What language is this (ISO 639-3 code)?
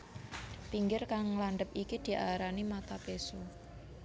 jav